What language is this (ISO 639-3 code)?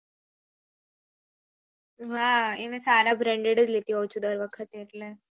guj